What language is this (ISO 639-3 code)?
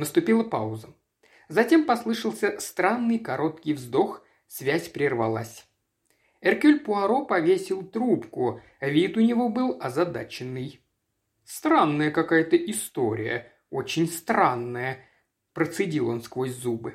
rus